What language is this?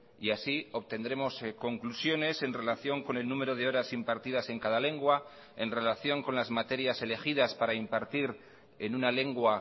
Spanish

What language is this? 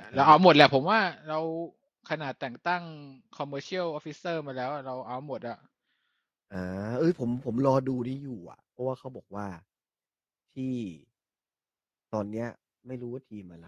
Thai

